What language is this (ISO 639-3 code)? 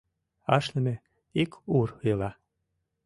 chm